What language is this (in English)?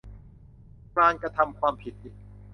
Thai